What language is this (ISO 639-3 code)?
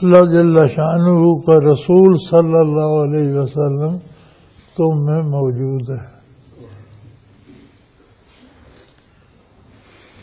pan